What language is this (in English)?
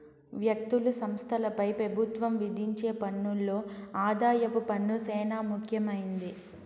Telugu